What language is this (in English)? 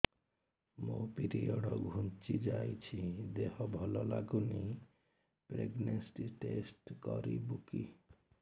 Odia